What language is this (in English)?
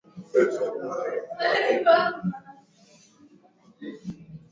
Swahili